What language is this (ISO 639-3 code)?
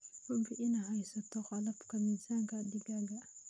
som